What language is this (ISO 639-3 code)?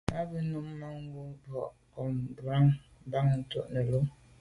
byv